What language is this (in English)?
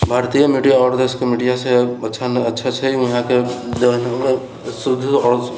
Maithili